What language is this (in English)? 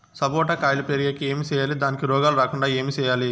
Telugu